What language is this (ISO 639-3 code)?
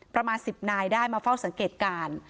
tha